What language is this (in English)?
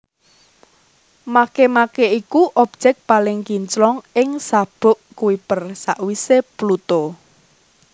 Javanese